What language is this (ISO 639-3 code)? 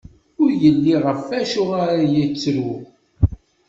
kab